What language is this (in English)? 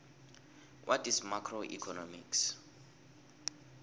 South Ndebele